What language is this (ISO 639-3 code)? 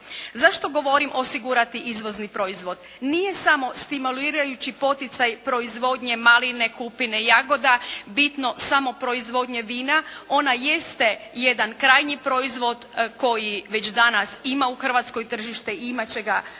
hrv